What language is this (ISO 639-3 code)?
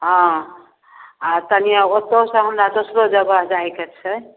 mai